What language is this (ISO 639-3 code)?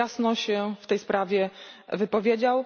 pol